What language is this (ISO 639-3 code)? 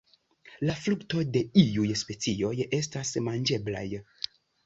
epo